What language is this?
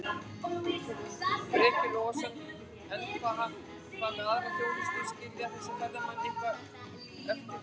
Icelandic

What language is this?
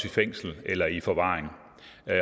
Danish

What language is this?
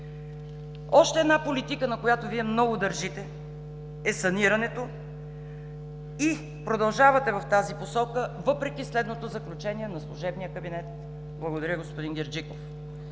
Bulgarian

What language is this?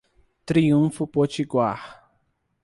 Portuguese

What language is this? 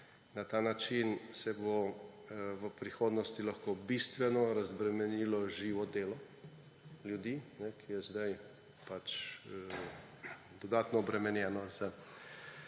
Slovenian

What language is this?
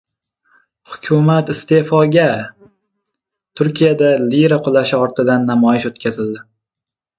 Uzbek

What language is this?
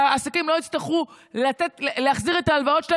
Hebrew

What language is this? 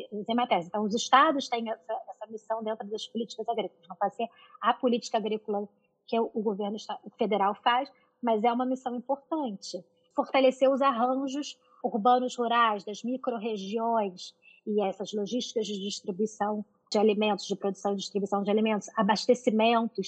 Portuguese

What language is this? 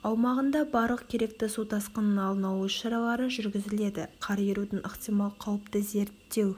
Kazakh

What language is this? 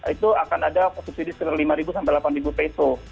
Indonesian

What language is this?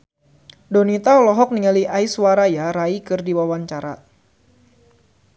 Sundanese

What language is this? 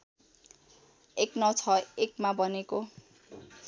Nepali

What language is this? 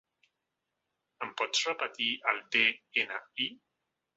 Catalan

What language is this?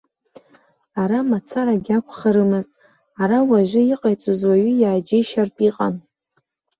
Abkhazian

